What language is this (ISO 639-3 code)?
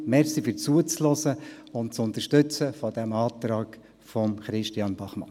gsw